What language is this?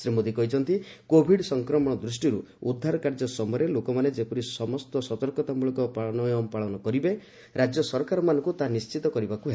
Odia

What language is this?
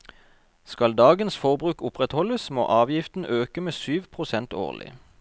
Norwegian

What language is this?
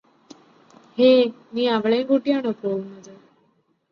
Malayalam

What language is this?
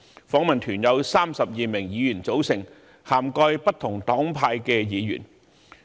Cantonese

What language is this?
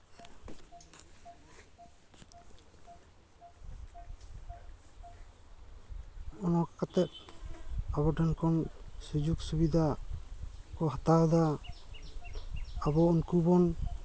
Santali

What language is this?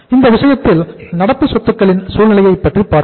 Tamil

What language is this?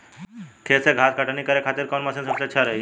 Bhojpuri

